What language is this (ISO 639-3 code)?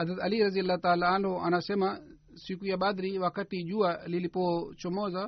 swa